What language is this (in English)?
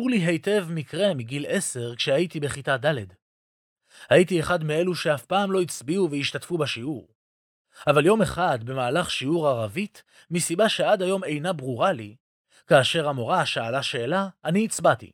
Hebrew